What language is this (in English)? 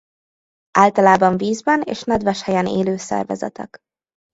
Hungarian